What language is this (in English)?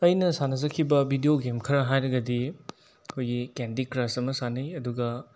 Manipuri